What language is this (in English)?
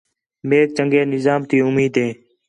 Khetrani